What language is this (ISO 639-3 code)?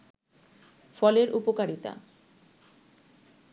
ben